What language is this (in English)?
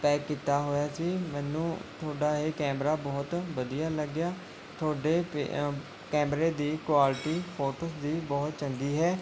Punjabi